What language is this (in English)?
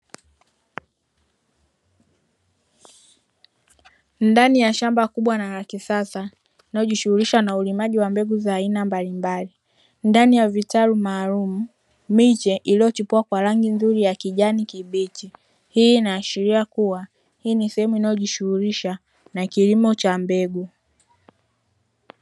Swahili